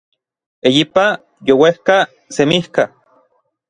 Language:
Orizaba Nahuatl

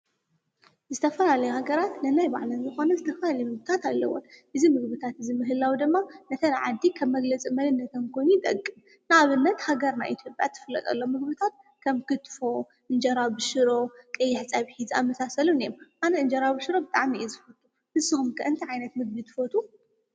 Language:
Tigrinya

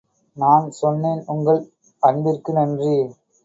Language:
Tamil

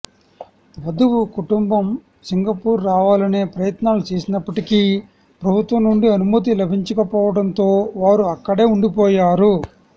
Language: Telugu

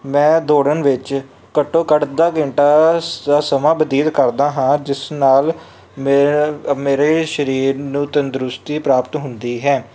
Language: Punjabi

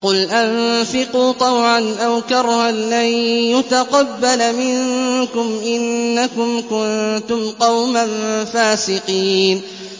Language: Arabic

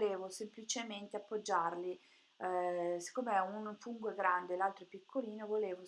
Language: Italian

